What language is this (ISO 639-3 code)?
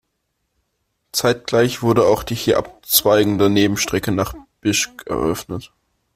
deu